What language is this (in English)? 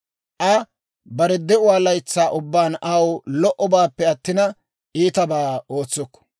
Dawro